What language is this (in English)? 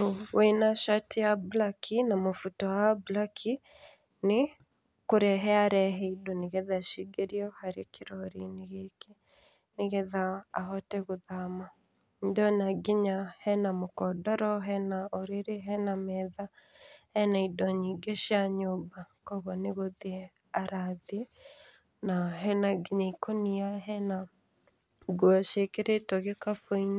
Kikuyu